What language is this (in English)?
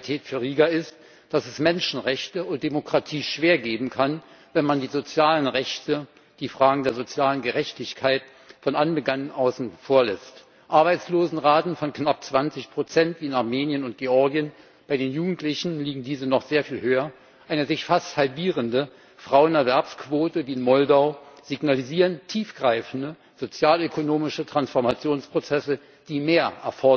German